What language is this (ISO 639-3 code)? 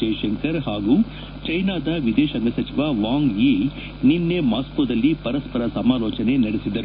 kan